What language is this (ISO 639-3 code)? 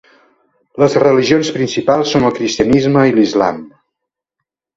cat